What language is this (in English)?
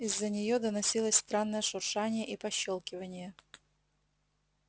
Russian